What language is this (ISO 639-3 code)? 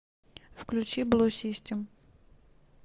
rus